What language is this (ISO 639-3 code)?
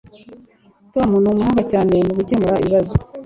kin